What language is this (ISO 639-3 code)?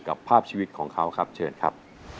tha